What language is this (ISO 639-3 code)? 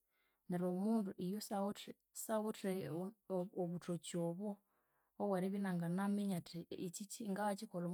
koo